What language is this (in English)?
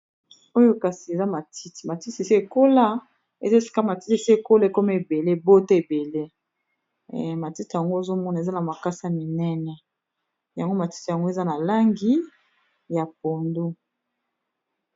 Lingala